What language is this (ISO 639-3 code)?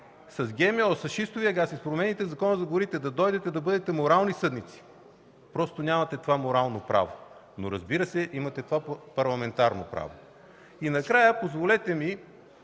bul